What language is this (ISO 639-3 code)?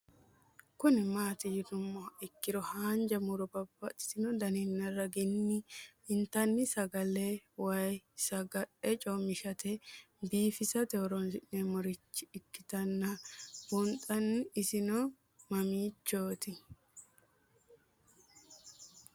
sid